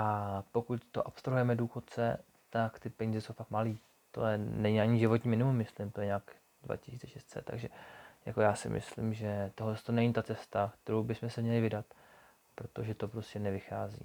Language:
Czech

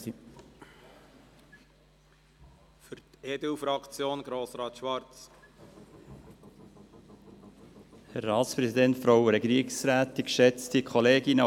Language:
Swiss German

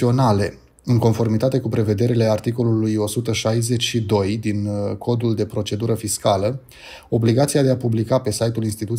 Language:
Romanian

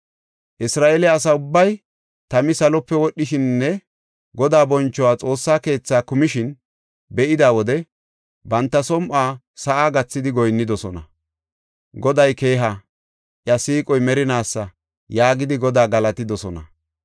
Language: Gofa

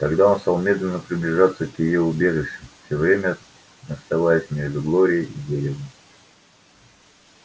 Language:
Russian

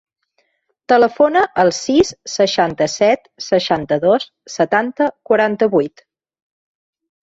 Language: Catalan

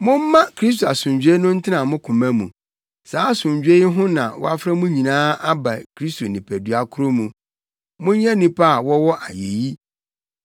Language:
Akan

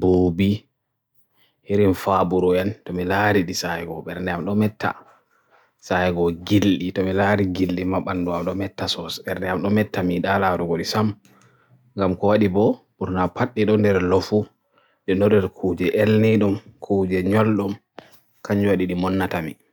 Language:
Borgu Fulfulde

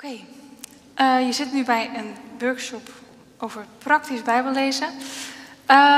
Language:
Dutch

